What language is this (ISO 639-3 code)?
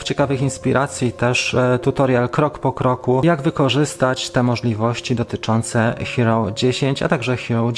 pol